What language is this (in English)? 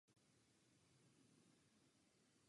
Czech